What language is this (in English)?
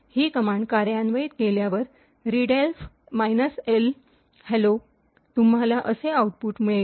Marathi